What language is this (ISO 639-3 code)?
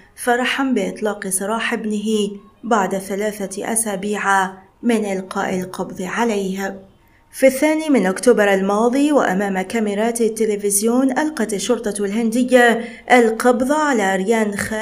ara